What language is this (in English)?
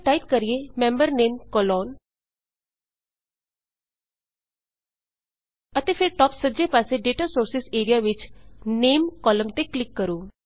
Punjabi